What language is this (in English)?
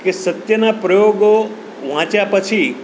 Gujarati